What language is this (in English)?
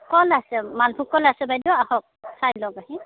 Assamese